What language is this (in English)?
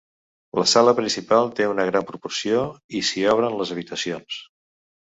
Catalan